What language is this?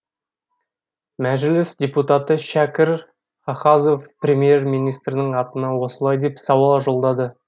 Kazakh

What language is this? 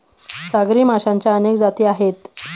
Marathi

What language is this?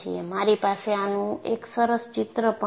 Gujarati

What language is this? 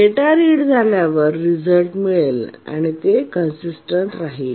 Marathi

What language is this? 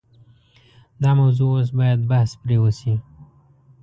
Pashto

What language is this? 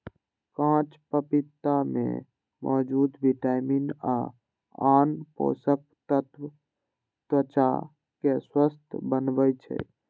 Maithili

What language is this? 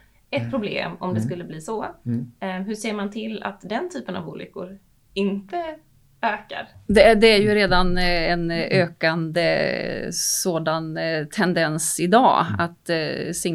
Swedish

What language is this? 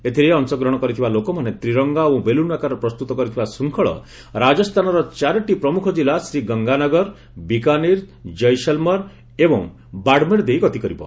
Odia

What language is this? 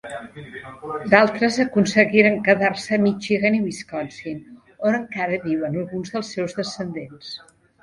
Catalan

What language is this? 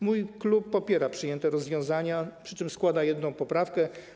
Polish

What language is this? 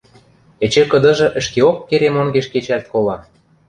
Western Mari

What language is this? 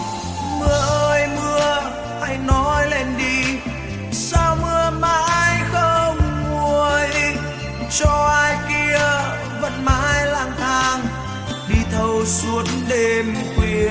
Vietnamese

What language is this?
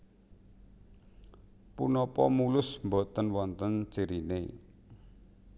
Javanese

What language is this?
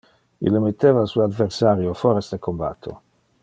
Interlingua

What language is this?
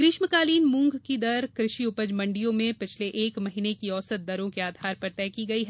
Hindi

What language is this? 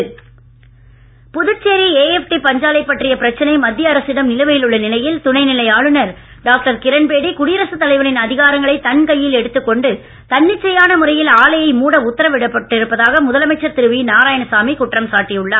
Tamil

